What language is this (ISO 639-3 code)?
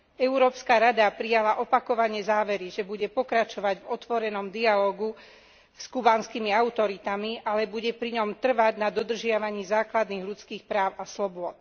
slk